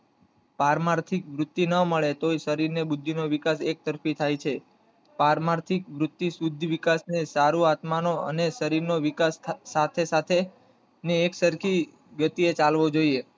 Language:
Gujarati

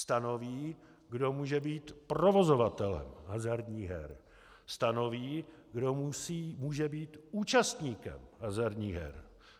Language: Czech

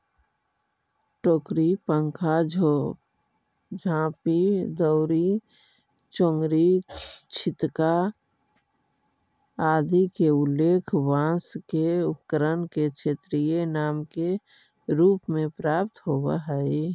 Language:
Magahi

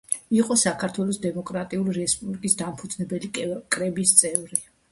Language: Georgian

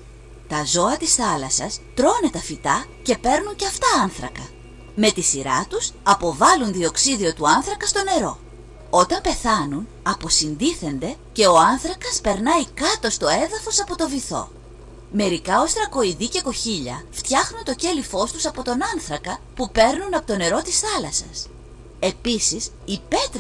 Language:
Greek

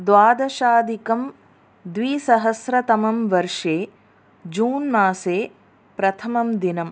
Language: Sanskrit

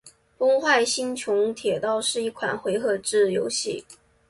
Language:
Chinese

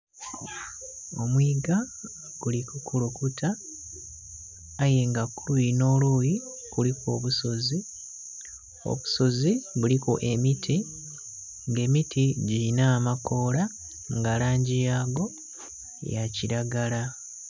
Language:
Soga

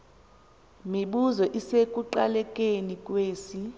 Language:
Xhosa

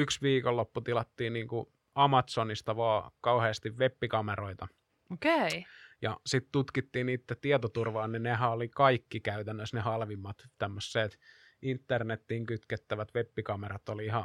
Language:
Finnish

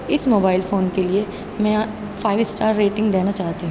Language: Urdu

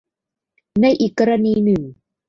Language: Thai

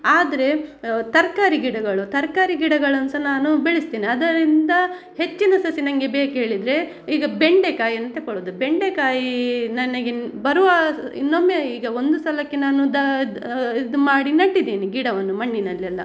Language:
Kannada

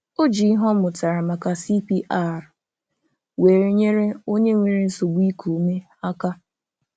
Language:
Igbo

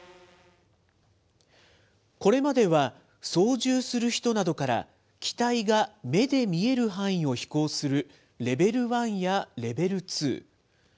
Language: Japanese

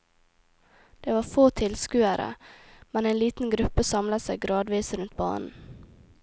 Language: Norwegian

